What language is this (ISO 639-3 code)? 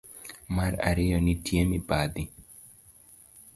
luo